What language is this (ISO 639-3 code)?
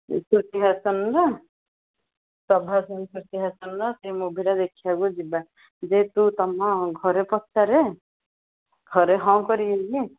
ori